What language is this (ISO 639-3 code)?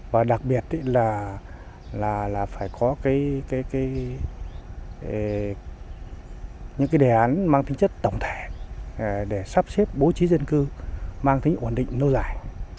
vie